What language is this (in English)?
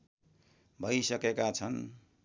Nepali